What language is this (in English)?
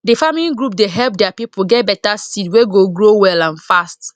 Nigerian Pidgin